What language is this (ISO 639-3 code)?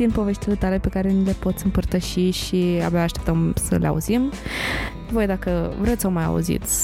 ron